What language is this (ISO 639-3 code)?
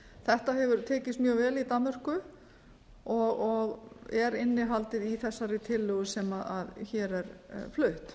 isl